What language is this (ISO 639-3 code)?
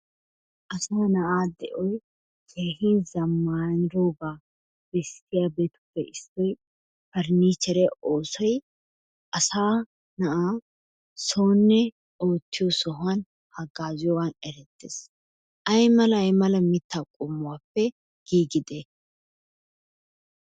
wal